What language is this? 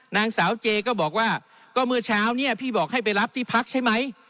Thai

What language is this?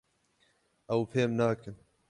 Kurdish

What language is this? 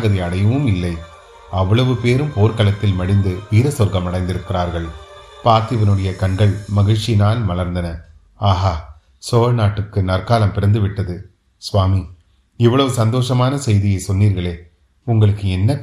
Tamil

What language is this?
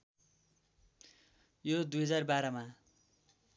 Nepali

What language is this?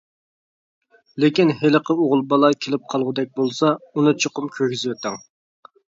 Uyghur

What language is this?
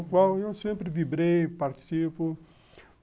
Portuguese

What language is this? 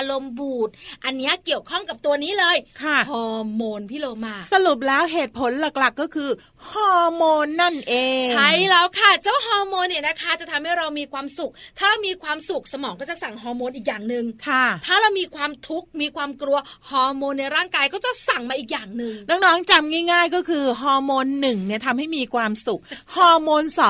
Thai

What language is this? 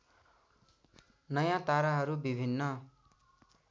Nepali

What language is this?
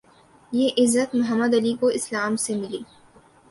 Urdu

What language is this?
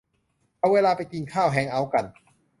Thai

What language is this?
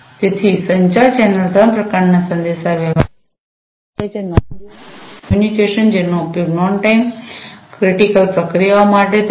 Gujarati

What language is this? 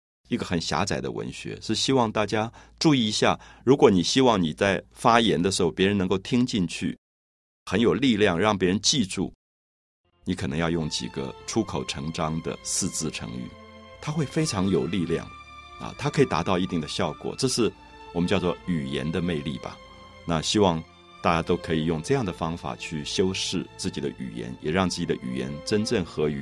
Chinese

